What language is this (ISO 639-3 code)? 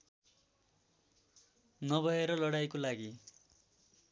nep